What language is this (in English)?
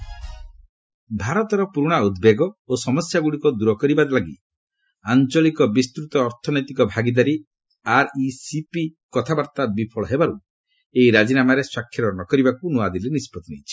Odia